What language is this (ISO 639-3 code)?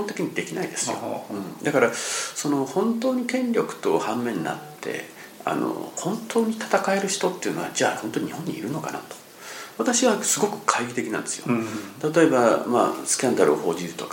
jpn